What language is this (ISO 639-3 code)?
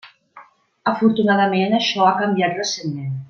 cat